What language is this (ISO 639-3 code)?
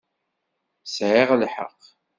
kab